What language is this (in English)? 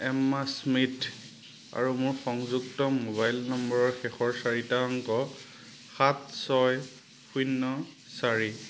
Assamese